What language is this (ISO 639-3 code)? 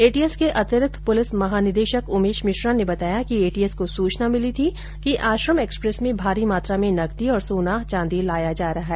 hin